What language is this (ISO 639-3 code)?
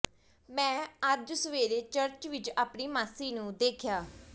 pan